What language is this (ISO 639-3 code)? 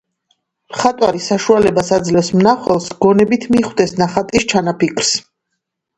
kat